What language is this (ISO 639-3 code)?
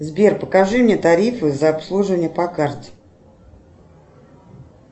rus